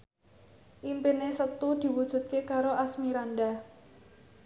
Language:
Javanese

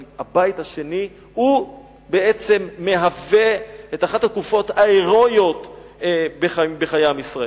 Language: Hebrew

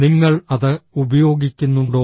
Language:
Malayalam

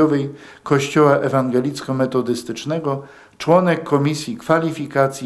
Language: Polish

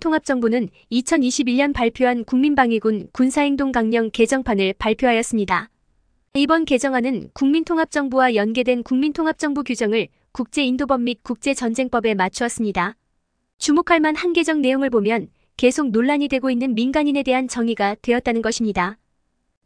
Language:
Korean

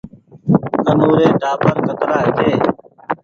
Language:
Goaria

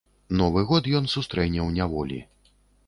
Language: Belarusian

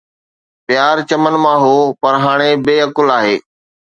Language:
Sindhi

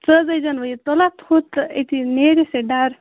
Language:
Kashmiri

